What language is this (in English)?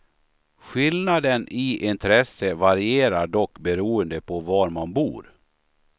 Swedish